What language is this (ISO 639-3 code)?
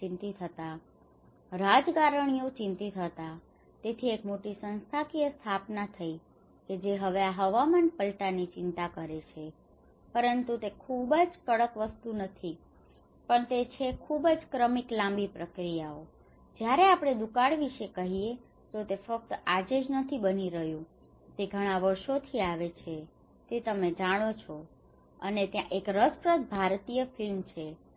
guj